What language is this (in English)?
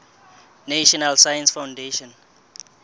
Southern Sotho